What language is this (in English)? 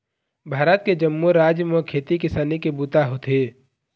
Chhattisgarhi